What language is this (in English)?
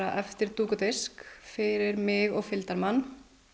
Icelandic